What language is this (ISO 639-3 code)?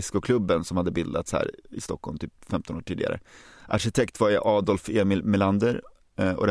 swe